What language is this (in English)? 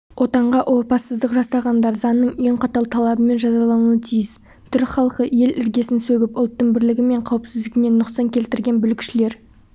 Kazakh